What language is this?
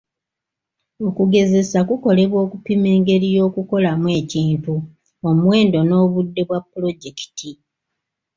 Ganda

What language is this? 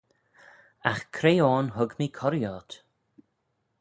Manx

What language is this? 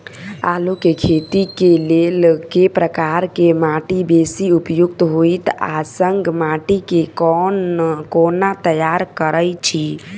Maithili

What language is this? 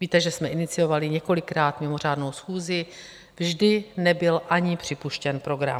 Czech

